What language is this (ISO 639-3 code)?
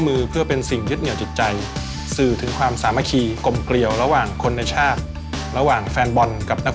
tha